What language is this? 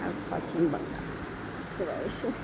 Nepali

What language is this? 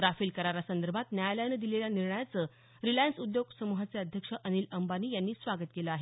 Marathi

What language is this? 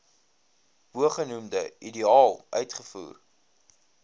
Afrikaans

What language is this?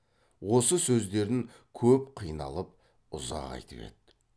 Kazakh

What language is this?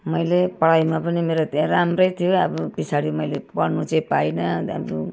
Nepali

